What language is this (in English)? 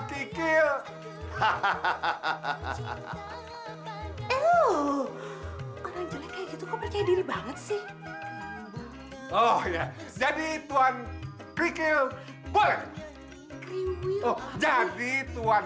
Indonesian